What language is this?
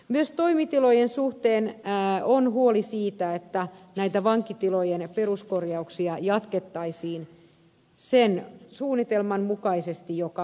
Finnish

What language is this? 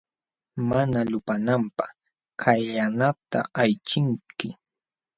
Jauja Wanca Quechua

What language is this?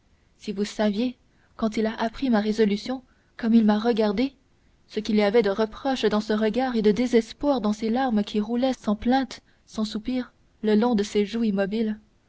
French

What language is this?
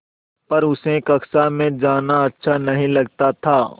Hindi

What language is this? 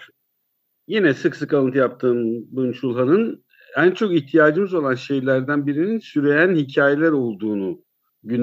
Turkish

